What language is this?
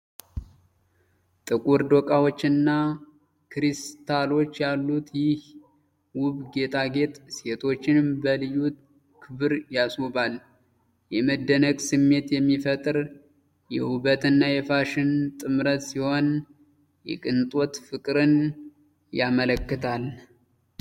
Amharic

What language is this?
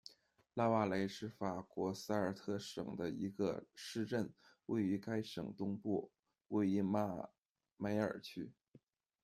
Chinese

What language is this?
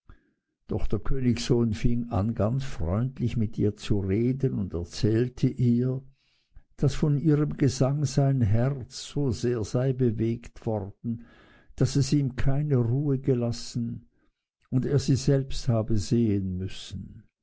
German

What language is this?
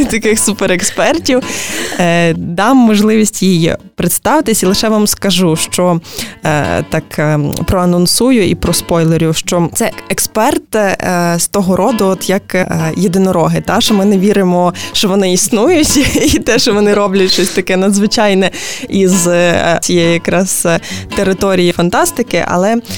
Ukrainian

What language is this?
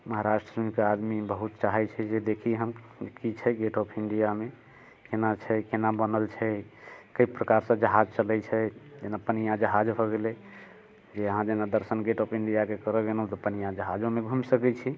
Maithili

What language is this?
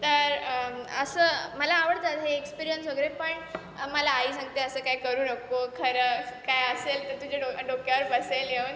Marathi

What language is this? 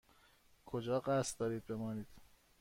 Persian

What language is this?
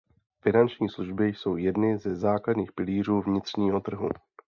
Czech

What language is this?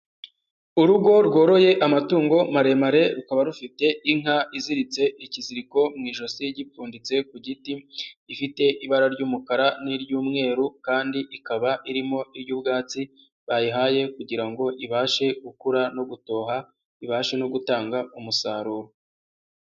Kinyarwanda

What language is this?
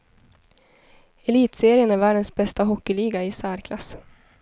Swedish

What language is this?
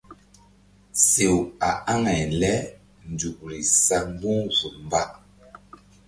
Mbum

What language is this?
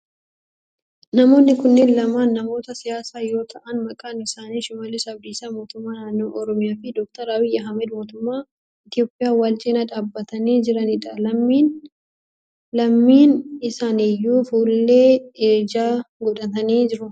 Oromo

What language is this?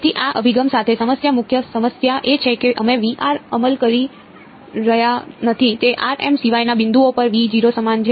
Gujarati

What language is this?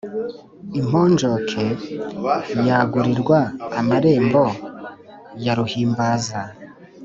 Kinyarwanda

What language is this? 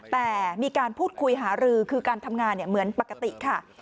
Thai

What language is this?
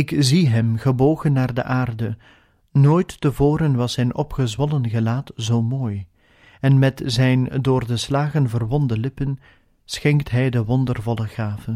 Dutch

